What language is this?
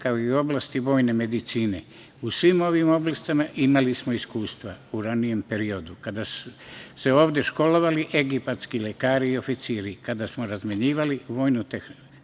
Serbian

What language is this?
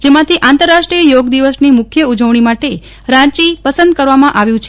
Gujarati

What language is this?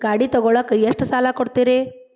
Kannada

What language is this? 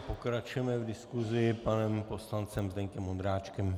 Czech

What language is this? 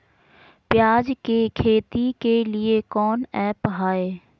Magahi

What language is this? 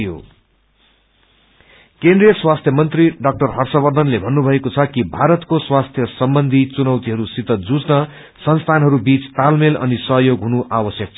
Nepali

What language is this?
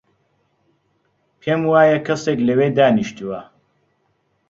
Central Kurdish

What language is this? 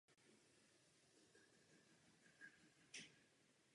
Czech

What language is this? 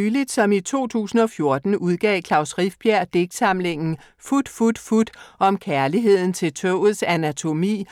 Danish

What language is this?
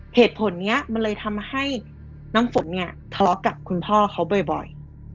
Thai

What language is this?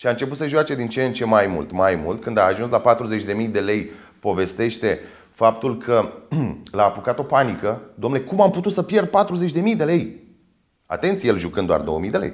Romanian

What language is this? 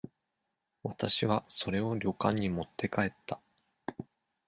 Japanese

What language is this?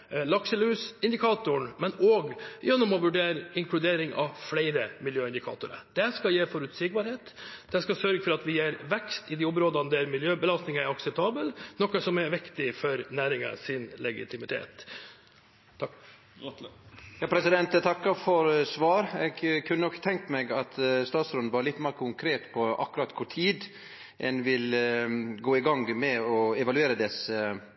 Norwegian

